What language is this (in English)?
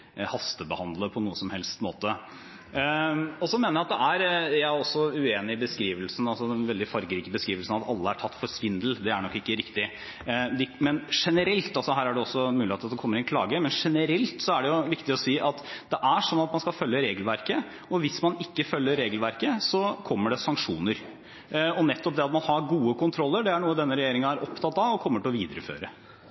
Norwegian Bokmål